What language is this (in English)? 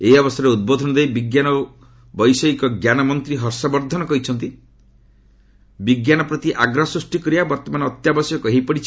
Odia